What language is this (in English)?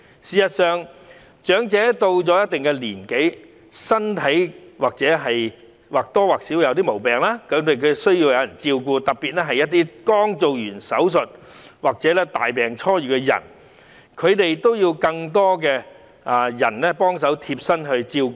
Cantonese